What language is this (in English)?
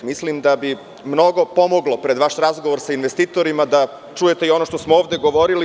Serbian